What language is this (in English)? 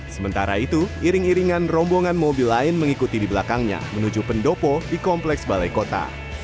Indonesian